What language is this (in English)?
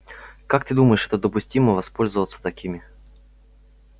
Russian